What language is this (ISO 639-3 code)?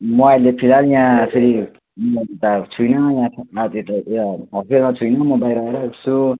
nep